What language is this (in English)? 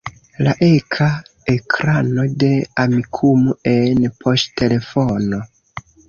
Esperanto